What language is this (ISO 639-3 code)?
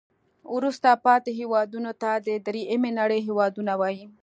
pus